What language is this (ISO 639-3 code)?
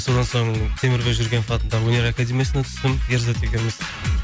kaz